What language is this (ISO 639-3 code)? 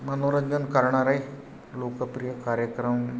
mar